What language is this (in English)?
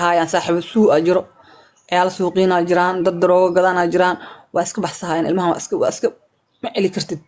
Arabic